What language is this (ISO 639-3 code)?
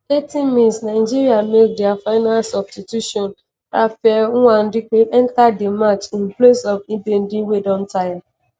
pcm